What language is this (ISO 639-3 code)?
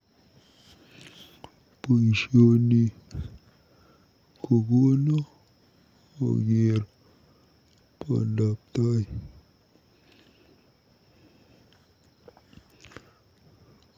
kln